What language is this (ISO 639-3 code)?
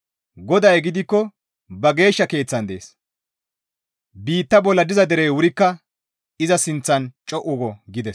gmv